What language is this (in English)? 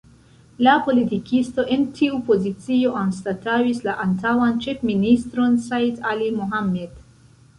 Esperanto